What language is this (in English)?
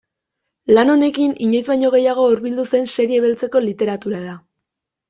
Basque